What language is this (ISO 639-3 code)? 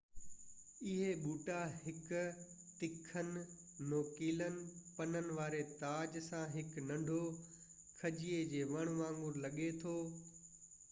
snd